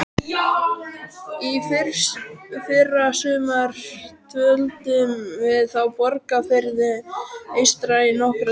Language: Icelandic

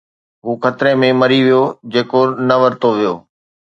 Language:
Sindhi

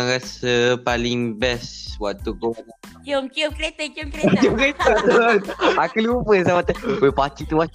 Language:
Malay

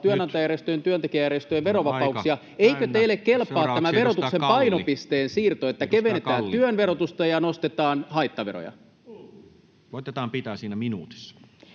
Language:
Finnish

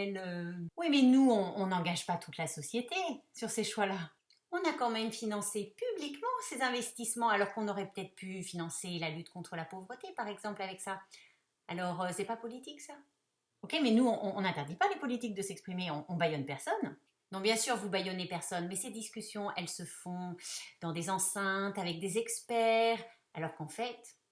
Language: French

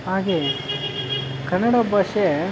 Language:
Kannada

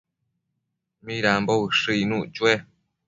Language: Matsés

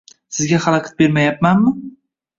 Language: Uzbek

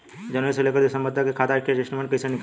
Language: Bhojpuri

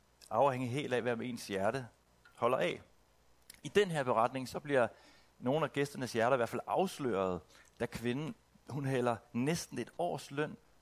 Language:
Danish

